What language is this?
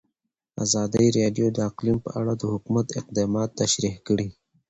Pashto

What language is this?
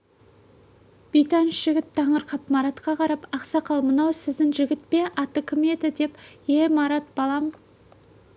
Kazakh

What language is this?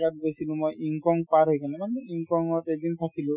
Assamese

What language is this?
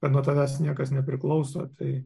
Lithuanian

